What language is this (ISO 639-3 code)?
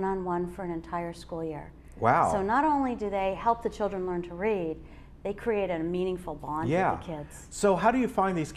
eng